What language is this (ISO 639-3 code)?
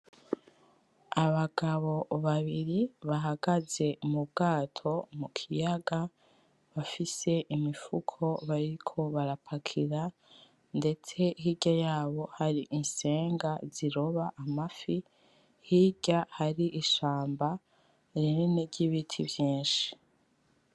run